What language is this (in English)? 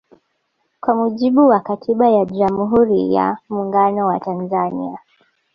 Swahili